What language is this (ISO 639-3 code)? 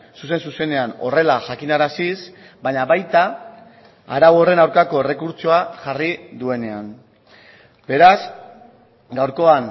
eus